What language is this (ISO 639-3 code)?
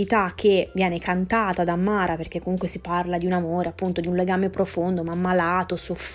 ita